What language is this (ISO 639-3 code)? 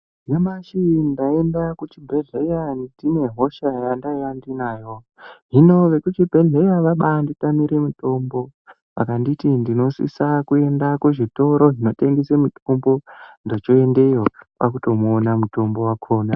ndc